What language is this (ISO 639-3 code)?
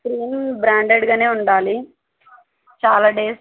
tel